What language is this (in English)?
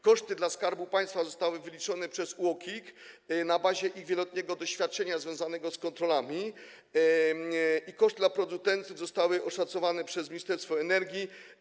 Polish